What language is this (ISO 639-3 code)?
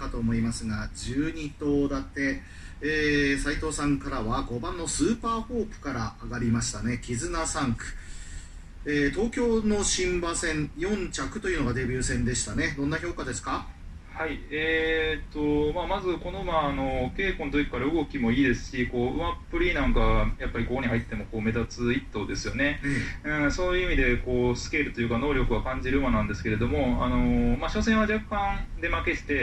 jpn